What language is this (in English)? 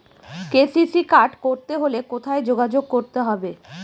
Bangla